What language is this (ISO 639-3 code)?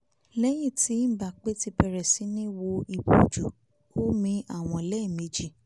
yor